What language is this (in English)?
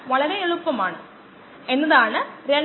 Malayalam